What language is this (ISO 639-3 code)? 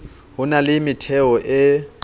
sot